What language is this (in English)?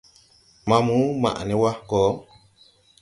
Tupuri